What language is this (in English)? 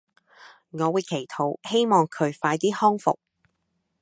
Cantonese